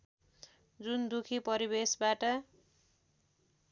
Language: Nepali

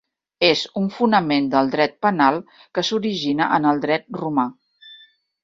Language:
Catalan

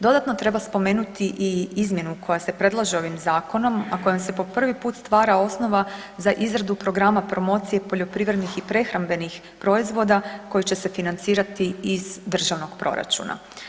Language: Croatian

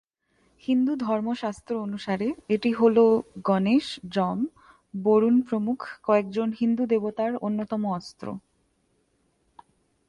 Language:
Bangla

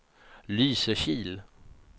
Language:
Swedish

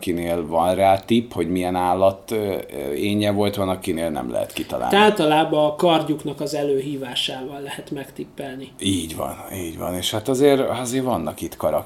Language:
Hungarian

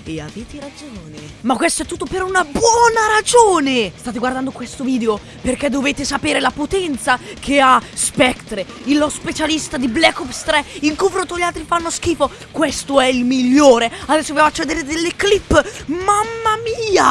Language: Italian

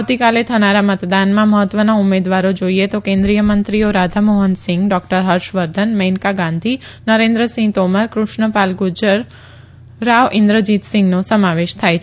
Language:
Gujarati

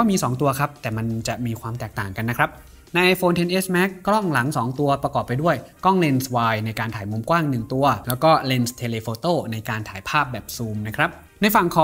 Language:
Thai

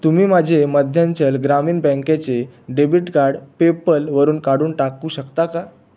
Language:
Marathi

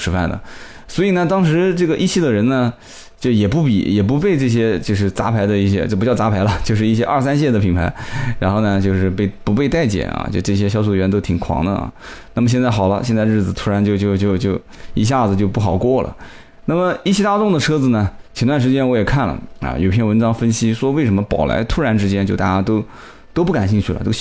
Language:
Chinese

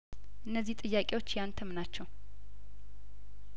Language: Amharic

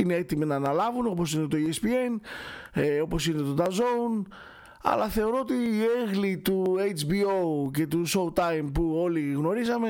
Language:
Greek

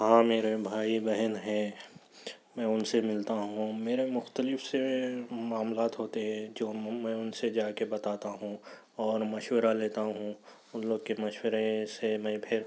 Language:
Urdu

